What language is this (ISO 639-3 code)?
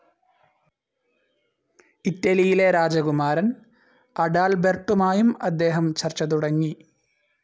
mal